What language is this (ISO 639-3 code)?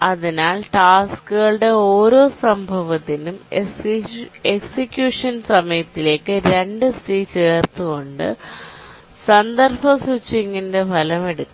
mal